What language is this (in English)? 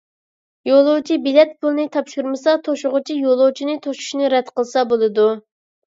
Uyghur